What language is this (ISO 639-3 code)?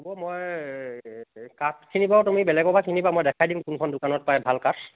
asm